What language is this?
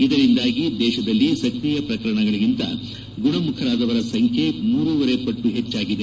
Kannada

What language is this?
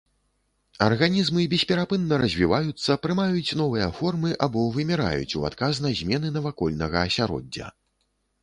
Belarusian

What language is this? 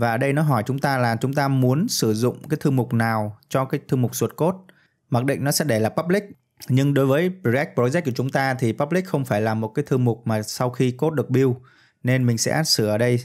Vietnamese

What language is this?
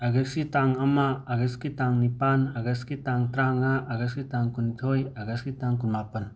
Manipuri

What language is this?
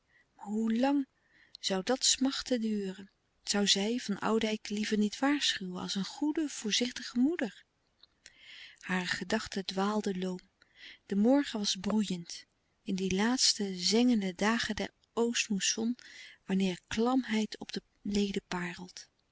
Dutch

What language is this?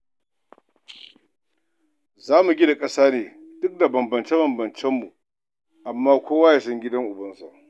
Hausa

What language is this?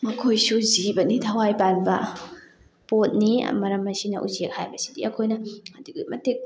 Manipuri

